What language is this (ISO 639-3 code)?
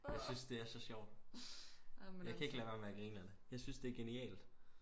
dan